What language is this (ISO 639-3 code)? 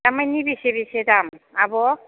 brx